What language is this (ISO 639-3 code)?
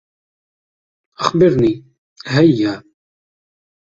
ara